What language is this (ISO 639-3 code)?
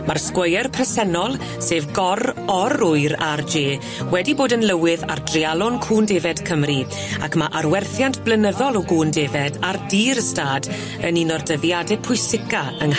cym